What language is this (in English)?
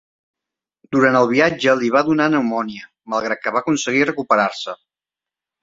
Catalan